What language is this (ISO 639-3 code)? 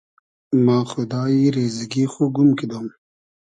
haz